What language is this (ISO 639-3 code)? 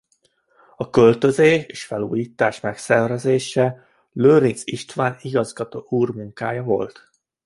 hun